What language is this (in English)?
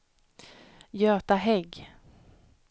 Swedish